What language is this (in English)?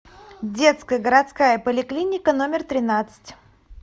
Russian